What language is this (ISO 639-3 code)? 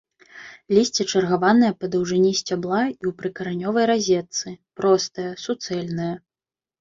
bel